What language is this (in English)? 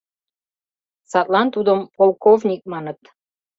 Mari